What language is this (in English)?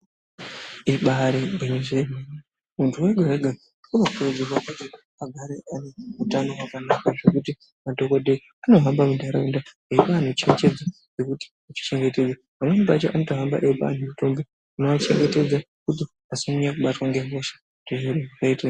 Ndau